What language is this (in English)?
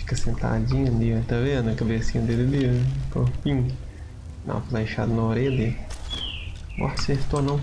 Portuguese